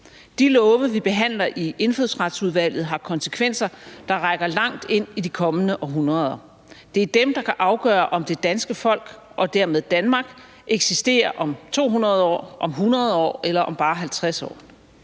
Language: Danish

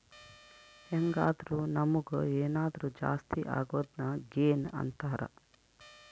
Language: Kannada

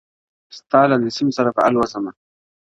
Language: Pashto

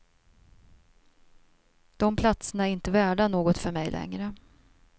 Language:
Swedish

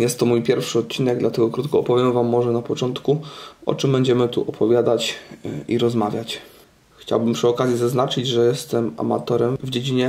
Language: Polish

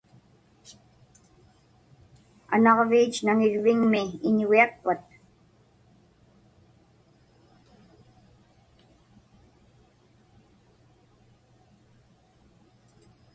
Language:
Inupiaq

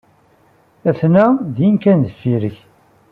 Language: Kabyle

